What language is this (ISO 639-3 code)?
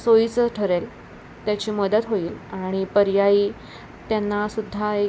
mar